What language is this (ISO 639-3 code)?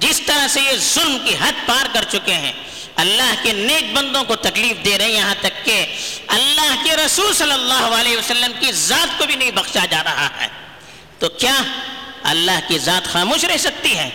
urd